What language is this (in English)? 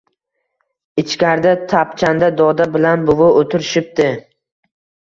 Uzbek